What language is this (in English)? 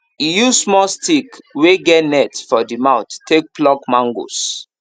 Nigerian Pidgin